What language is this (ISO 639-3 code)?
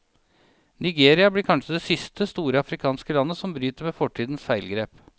nor